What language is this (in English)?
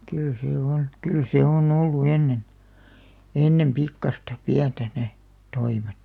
Finnish